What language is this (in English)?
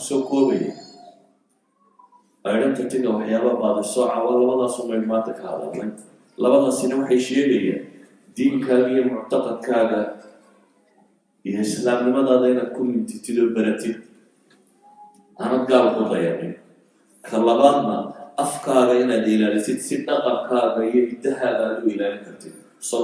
Arabic